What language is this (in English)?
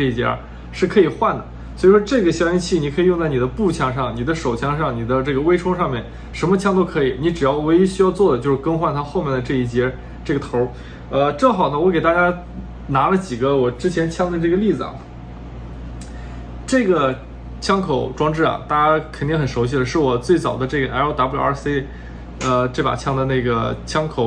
Chinese